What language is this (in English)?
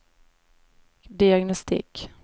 Swedish